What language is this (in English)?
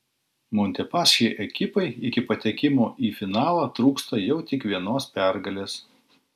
Lithuanian